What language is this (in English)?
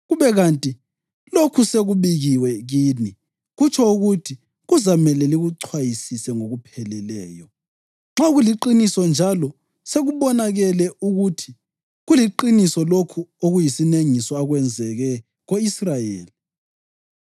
North Ndebele